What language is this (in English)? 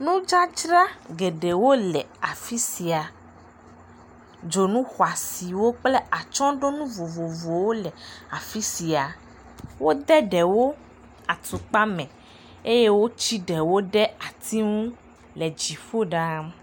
Ewe